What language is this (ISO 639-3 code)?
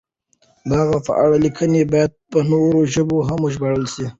pus